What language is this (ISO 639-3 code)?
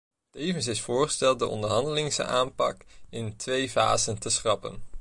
nld